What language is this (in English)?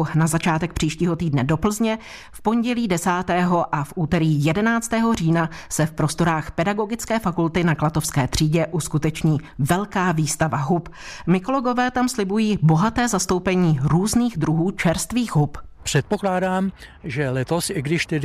Czech